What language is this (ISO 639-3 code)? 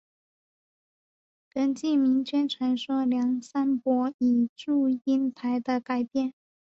zho